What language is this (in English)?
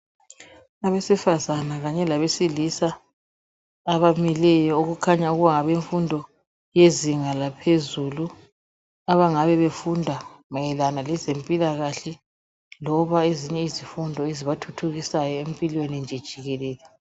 North Ndebele